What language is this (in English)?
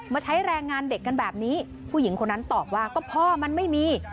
Thai